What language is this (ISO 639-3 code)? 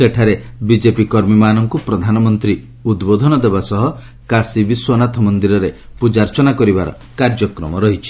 ori